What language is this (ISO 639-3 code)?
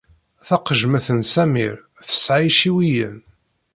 kab